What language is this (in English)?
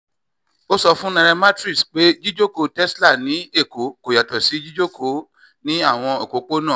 Yoruba